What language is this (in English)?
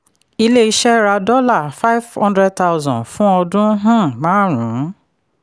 Yoruba